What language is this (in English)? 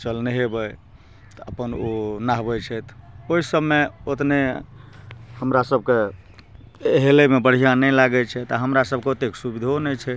Maithili